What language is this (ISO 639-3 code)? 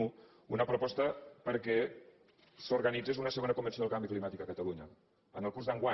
cat